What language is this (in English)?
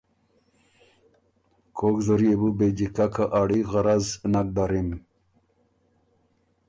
Ormuri